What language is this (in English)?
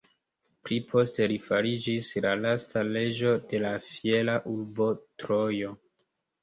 Esperanto